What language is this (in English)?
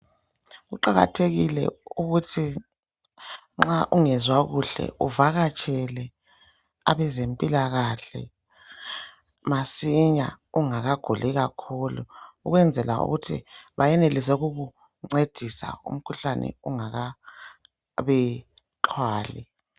North Ndebele